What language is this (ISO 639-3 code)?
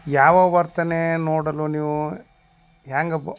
kan